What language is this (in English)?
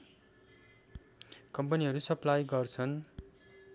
Nepali